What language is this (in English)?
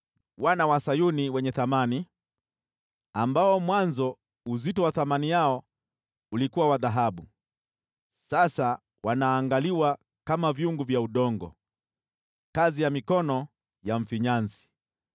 Swahili